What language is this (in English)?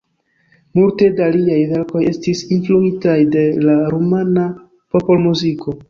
Esperanto